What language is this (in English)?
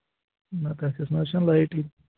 Kashmiri